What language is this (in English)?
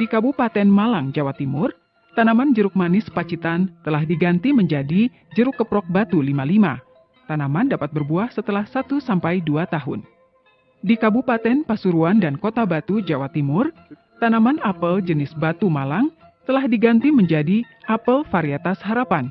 Indonesian